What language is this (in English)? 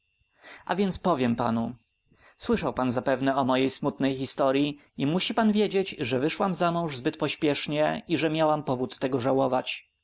Polish